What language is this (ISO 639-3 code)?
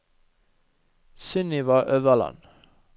nor